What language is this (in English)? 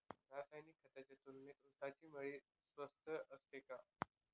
Marathi